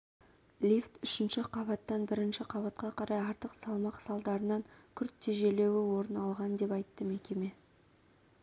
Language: Kazakh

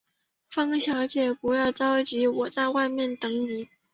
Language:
Chinese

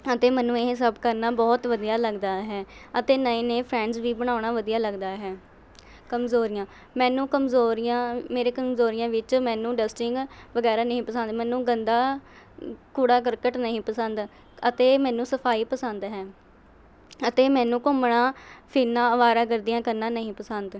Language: Punjabi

